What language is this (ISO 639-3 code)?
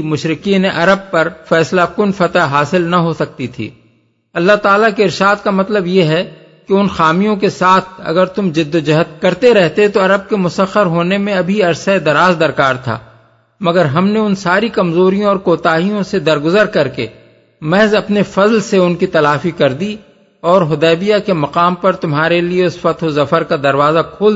urd